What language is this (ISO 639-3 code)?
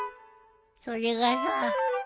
jpn